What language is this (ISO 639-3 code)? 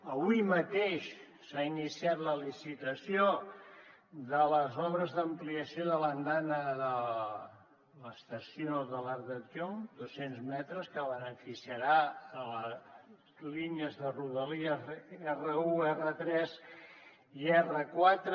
cat